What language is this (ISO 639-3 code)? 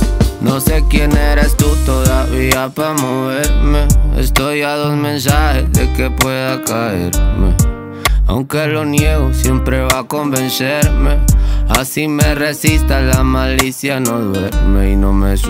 spa